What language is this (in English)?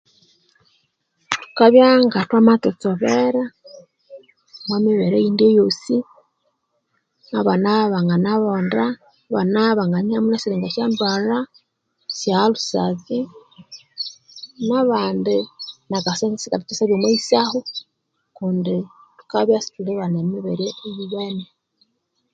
Konzo